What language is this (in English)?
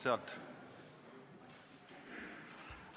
Estonian